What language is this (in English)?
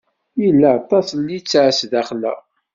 Kabyle